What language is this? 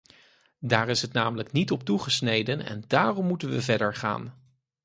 Dutch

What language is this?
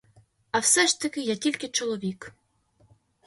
Ukrainian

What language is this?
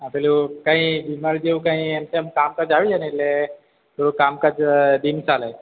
Gujarati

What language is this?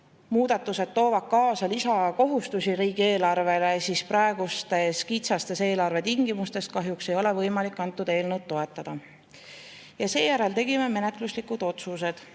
Estonian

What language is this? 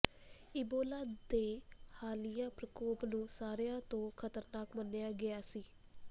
Punjabi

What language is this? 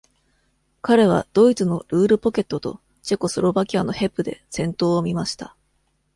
Japanese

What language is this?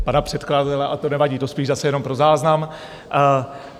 Czech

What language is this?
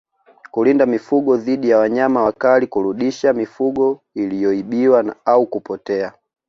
Swahili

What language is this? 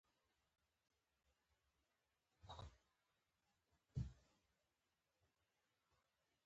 Pashto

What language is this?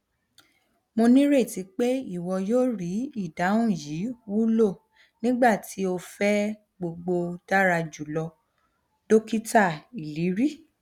Yoruba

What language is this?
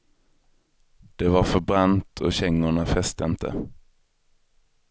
Swedish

